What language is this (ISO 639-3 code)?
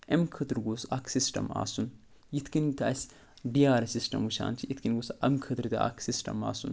kas